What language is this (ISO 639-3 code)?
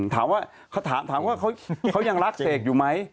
tha